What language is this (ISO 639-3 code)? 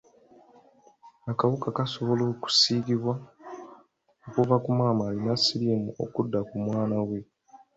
lug